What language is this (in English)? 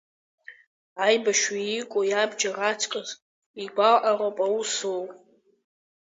Abkhazian